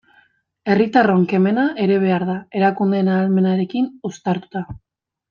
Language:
Basque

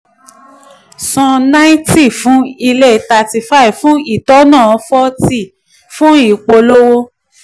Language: Yoruba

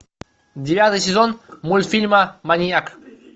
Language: Russian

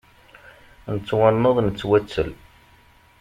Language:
Kabyle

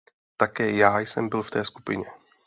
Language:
Czech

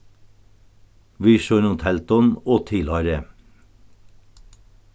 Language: Faroese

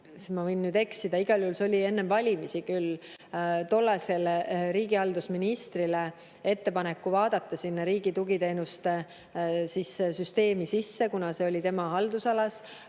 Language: Estonian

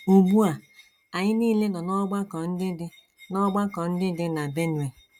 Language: Igbo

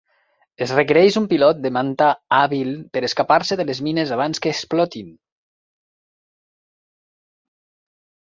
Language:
Catalan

